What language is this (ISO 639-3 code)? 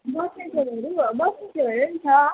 nep